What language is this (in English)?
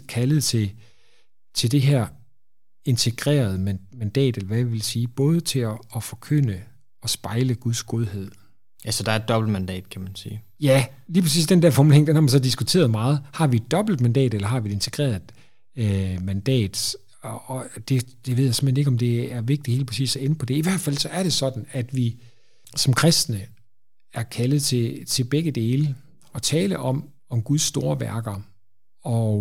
Danish